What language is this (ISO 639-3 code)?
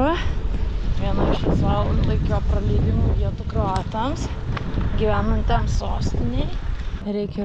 lit